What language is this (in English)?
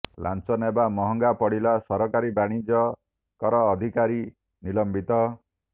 Odia